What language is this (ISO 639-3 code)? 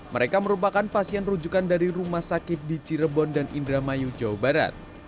ind